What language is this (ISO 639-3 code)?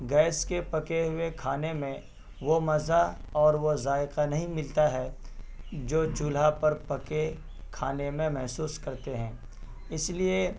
urd